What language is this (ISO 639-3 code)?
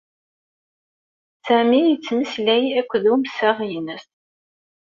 kab